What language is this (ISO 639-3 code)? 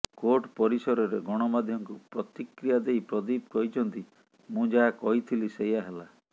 ori